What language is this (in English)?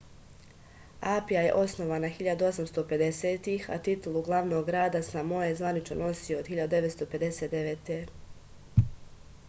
Serbian